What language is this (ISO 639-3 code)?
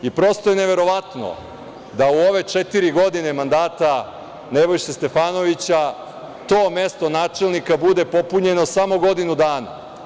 srp